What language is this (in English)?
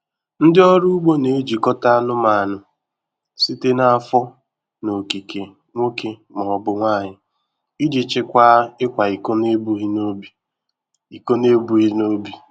Igbo